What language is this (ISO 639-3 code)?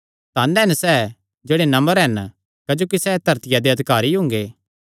xnr